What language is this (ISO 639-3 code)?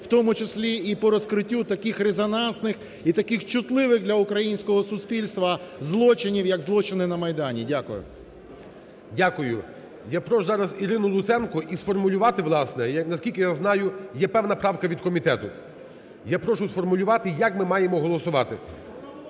ukr